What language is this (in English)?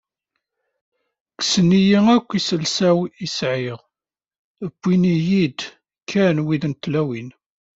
Kabyle